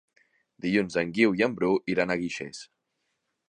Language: Catalan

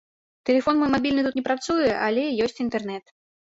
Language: Belarusian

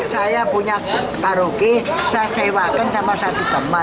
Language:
Indonesian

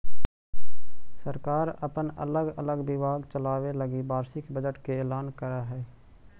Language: Magahi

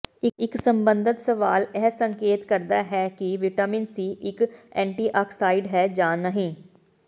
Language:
Punjabi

